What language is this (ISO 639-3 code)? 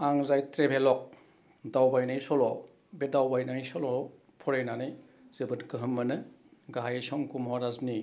brx